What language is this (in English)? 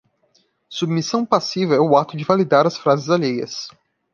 Portuguese